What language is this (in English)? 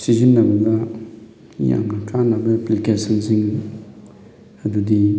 Manipuri